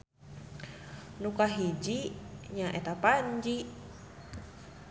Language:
Sundanese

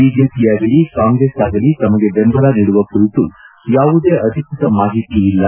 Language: Kannada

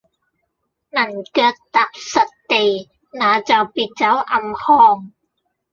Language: Cantonese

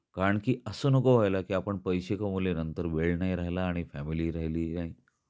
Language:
Marathi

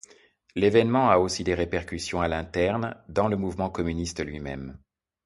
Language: French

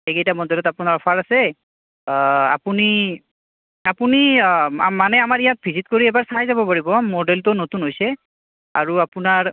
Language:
Assamese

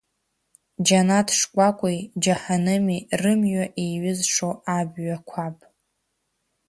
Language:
Abkhazian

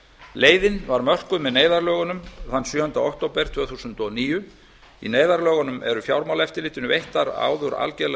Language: Icelandic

